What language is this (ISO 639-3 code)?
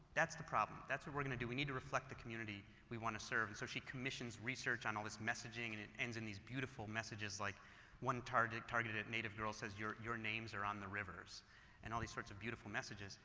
eng